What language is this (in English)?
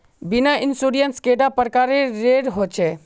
Magahi